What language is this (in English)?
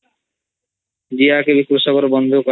Odia